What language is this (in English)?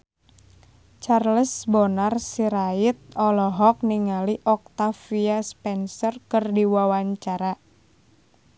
Sundanese